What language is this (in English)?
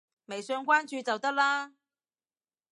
Cantonese